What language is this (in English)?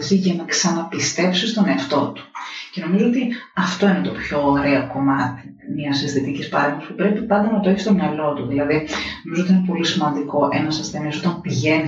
Greek